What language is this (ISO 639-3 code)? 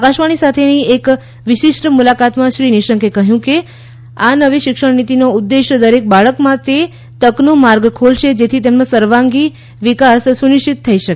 guj